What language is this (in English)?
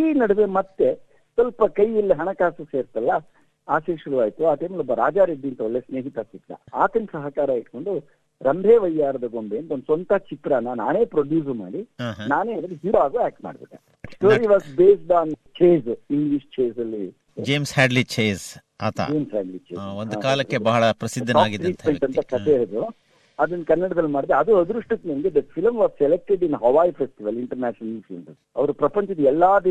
Kannada